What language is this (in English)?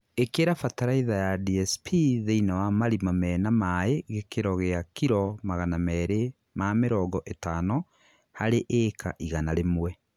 Kikuyu